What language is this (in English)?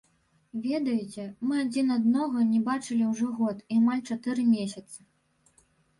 Belarusian